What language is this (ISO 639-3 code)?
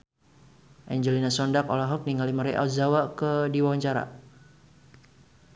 sun